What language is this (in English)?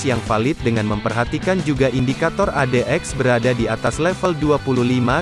Indonesian